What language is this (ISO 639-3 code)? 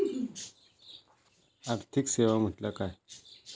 mar